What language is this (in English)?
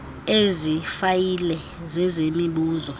Xhosa